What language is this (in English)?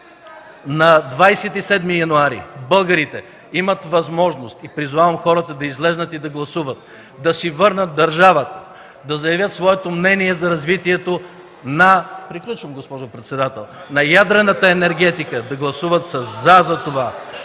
Bulgarian